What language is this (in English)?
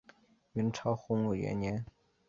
Chinese